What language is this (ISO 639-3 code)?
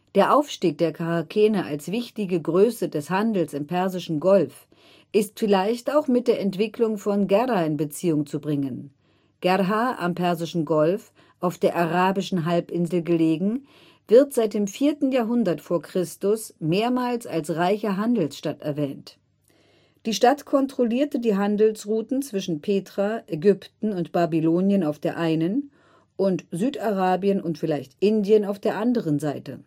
deu